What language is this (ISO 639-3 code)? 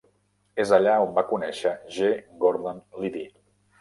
cat